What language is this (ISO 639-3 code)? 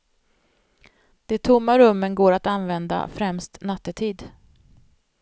swe